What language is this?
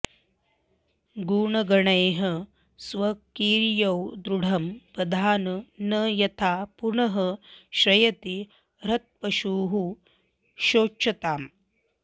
Sanskrit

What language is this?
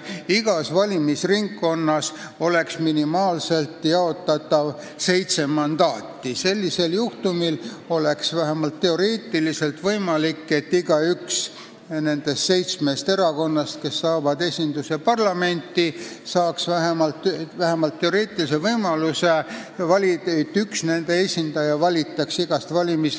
Estonian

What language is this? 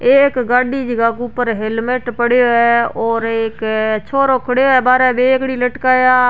Rajasthani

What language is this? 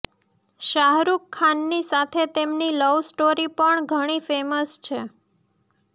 Gujarati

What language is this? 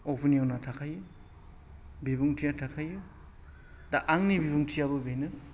Bodo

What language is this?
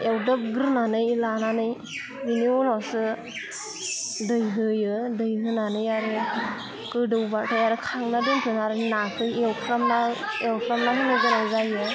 Bodo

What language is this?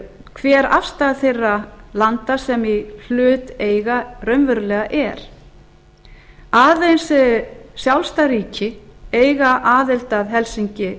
Icelandic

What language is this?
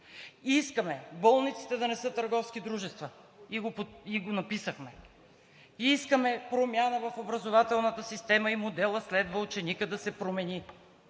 Bulgarian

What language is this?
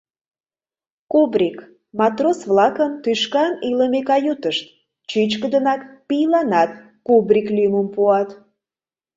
Mari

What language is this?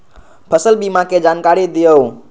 Magahi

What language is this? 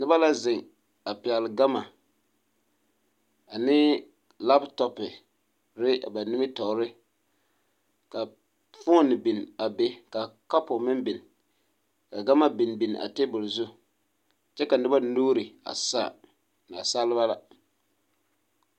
Southern Dagaare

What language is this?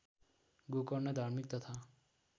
Nepali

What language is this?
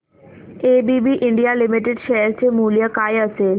Marathi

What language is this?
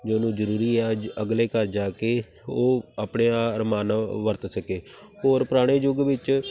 Punjabi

